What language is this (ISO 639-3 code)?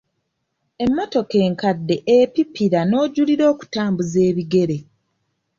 lug